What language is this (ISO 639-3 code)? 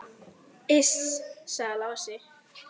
isl